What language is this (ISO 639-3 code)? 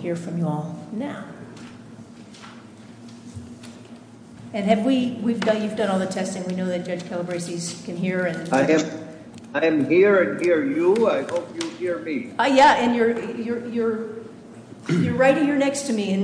eng